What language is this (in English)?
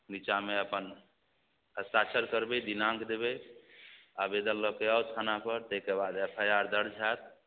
Maithili